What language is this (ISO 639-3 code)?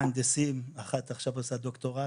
heb